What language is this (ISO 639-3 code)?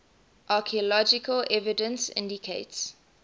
eng